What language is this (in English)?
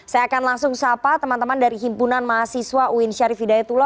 Indonesian